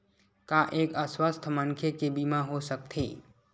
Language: Chhattisgarhi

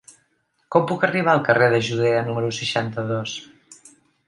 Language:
Catalan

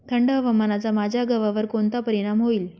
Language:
Marathi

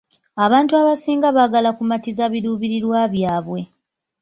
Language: Ganda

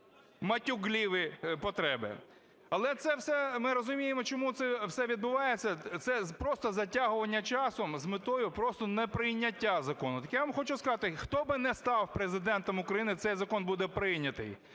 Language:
Ukrainian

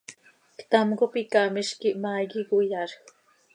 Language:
Seri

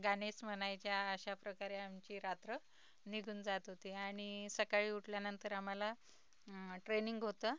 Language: Marathi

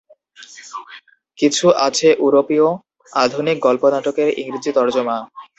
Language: Bangla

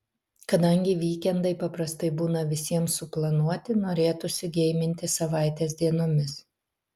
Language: Lithuanian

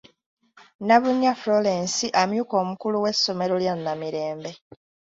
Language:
Ganda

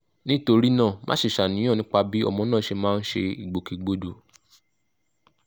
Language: Yoruba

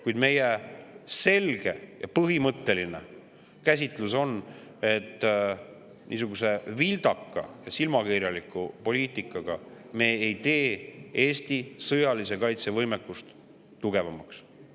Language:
Estonian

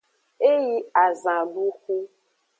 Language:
Aja (Benin)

